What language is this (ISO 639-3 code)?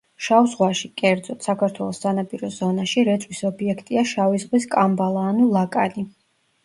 kat